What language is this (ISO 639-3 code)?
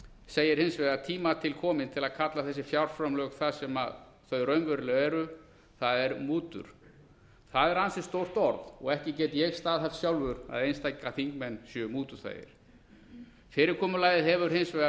isl